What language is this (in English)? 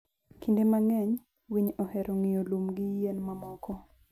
Luo (Kenya and Tanzania)